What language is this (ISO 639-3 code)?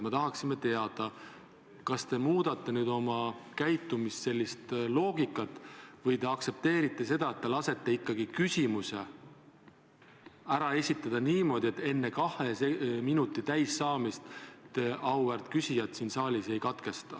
est